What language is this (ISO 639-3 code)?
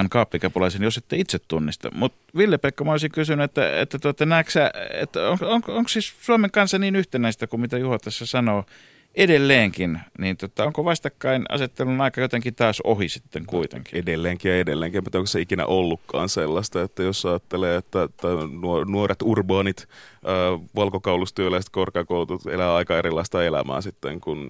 fin